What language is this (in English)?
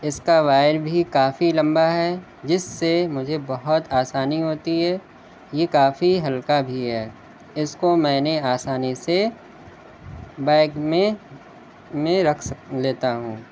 Urdu